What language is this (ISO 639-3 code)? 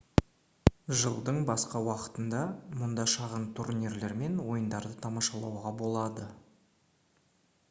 kaz